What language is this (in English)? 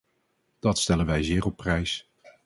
Dutch